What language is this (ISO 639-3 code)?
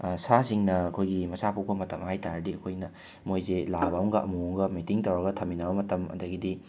mni